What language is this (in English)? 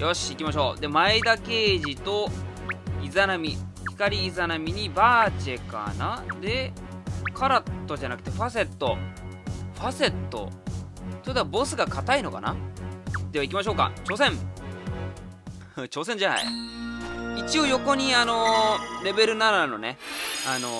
Japanese